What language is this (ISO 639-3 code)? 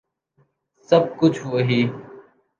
urd